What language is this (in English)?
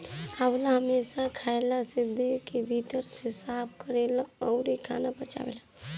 Bhojpuri